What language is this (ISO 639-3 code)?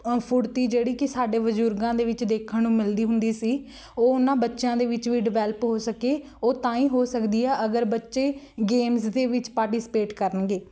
pan